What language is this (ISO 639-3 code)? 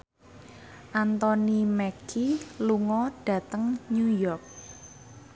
jav